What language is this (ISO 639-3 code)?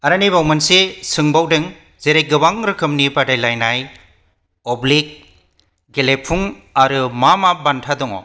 brx